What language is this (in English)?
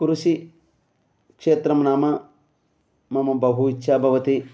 Sanskrit